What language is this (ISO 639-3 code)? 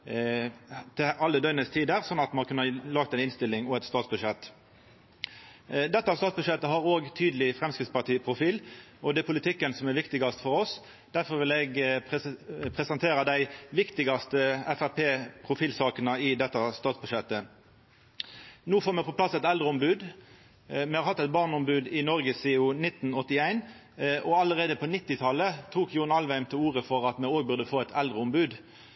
nno